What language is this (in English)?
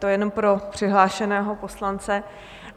Czech